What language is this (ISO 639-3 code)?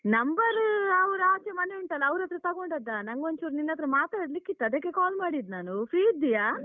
kan